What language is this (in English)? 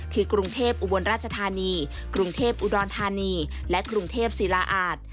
Thai